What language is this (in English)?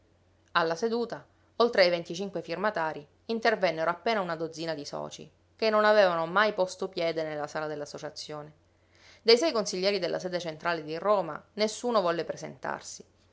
Italian